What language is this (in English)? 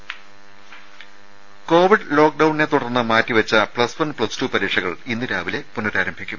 Malayalam